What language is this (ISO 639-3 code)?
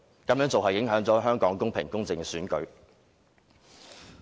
yue